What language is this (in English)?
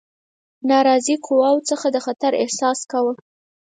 Pashto